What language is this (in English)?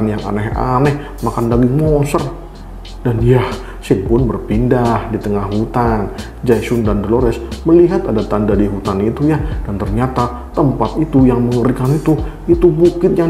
Indonesian